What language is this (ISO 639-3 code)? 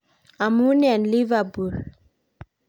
kln